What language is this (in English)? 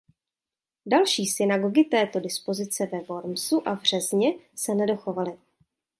Czech